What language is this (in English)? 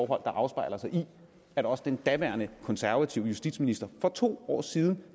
Danish